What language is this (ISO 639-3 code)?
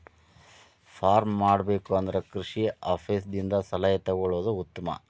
kan